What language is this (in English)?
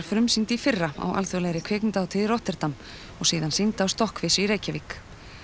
Icelandic